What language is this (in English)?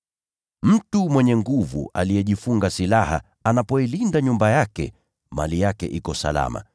Swahili